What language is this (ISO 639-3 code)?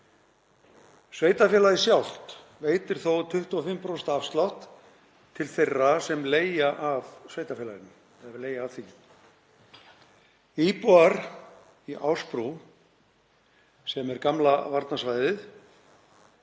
isl